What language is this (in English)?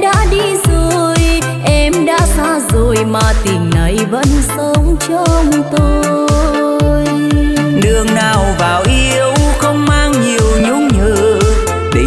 Vietnamese